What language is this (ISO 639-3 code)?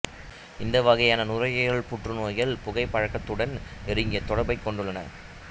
tam